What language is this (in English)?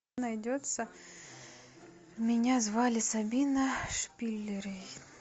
Russian